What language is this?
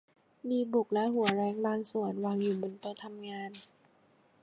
Thai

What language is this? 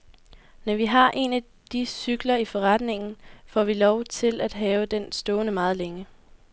Danish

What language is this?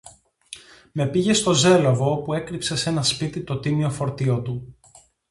Greek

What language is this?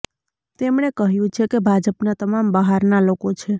Gujarati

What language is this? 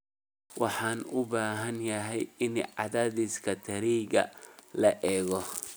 Somali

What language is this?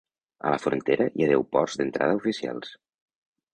Catalan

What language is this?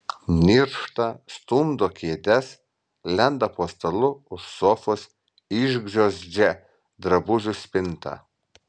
Lithuanian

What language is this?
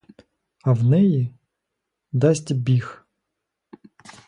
Ukrainian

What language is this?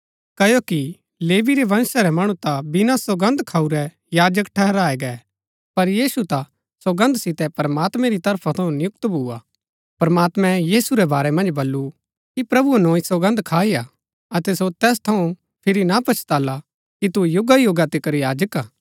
Gaddi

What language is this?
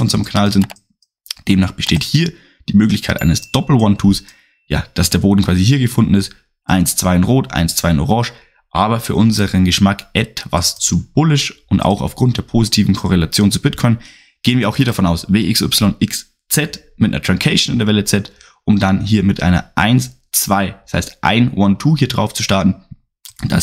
German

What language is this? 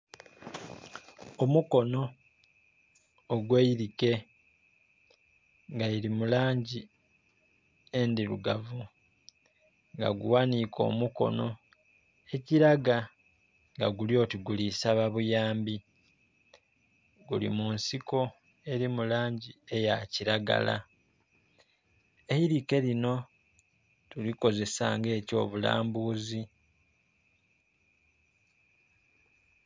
Soga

